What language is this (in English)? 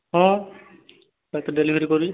Odia